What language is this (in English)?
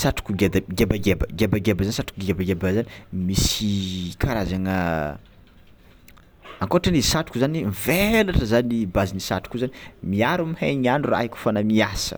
Tsimihety Malagasy